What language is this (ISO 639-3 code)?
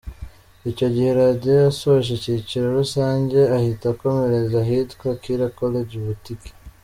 kin